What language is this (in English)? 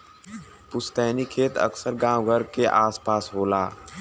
Bhojpuri